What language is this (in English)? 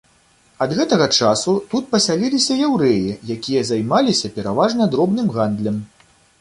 Belarusian